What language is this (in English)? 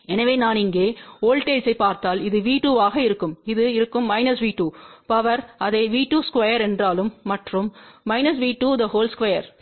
Tamil